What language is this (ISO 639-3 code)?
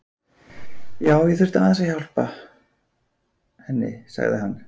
isl